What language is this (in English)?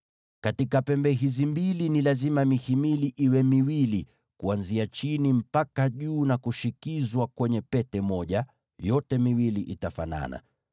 Swahili